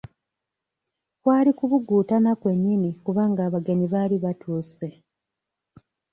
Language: Ganda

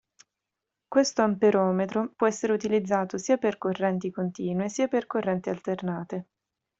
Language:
Italian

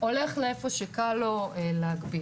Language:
Hebrew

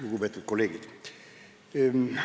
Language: Estonian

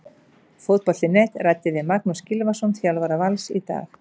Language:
Icelandic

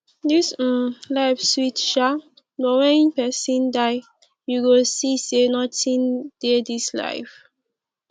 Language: Nigerian Pidgin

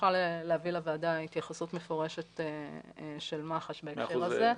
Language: Hebrew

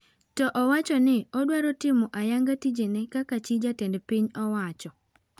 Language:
Luo (Kenya and Tanzania)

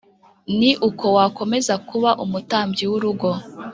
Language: Kinyarwanda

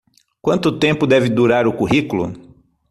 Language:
Portuguese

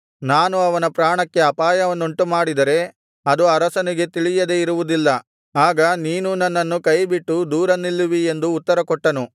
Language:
Kannada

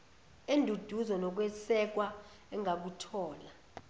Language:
Zulu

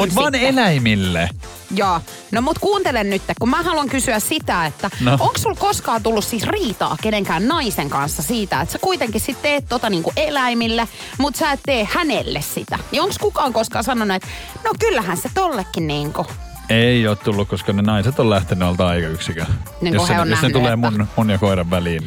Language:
Finnish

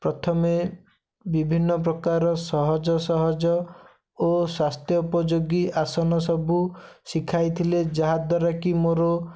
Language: Odia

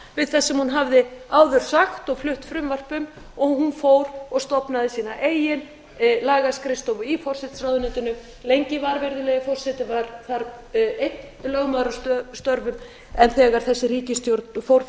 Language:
Icelandic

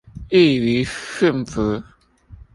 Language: Chinese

